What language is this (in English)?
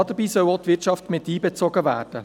Swiss German